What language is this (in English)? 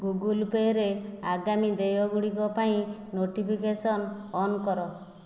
Odia